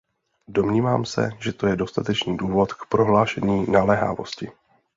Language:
Czech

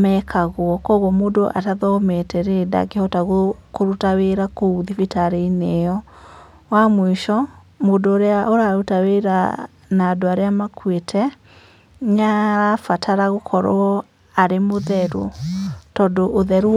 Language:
Kikuyu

